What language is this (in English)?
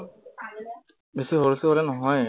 Assamese